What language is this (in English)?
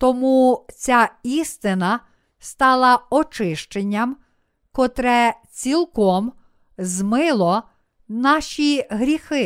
Ukrainian